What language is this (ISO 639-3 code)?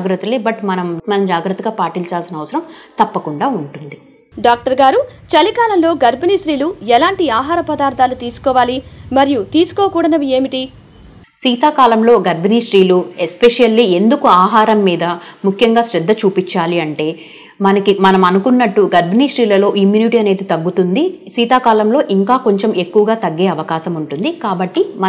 tel